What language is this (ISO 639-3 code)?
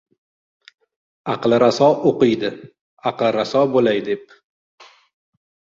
uzb